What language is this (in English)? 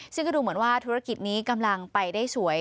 Thai